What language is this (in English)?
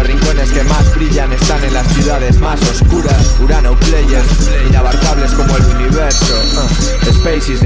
Spanish